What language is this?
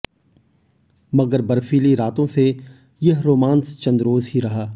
Hindi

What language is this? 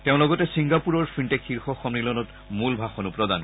Assamese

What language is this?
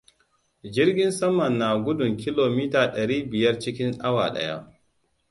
Hausa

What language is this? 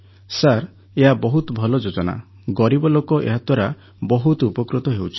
Odia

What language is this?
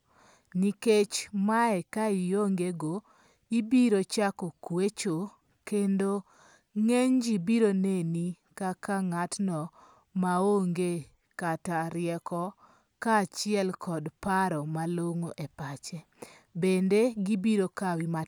Luo (Kenya and Tanzania)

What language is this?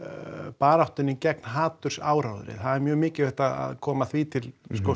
Icelandic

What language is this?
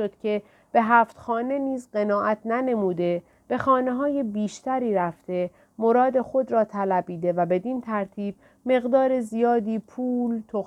Persian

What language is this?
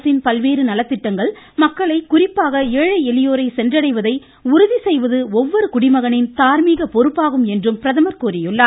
Tamil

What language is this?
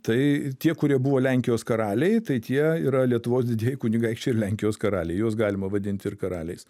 Lithuanian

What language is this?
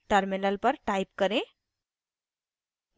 Hindi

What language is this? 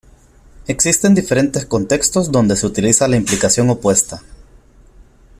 Spanish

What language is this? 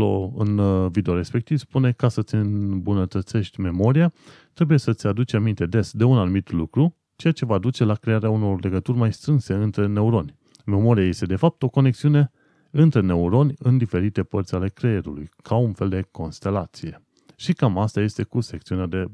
Romanian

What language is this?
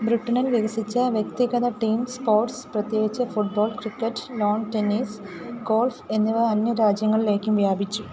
Malayalam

